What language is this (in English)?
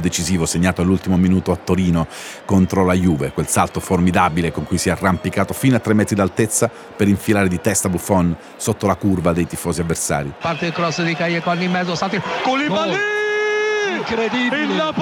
Italian